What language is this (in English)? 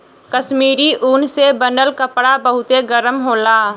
Bhojpuri